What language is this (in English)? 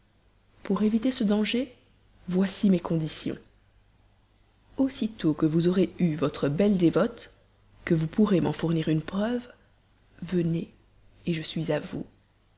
French